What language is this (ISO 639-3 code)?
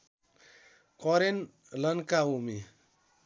nep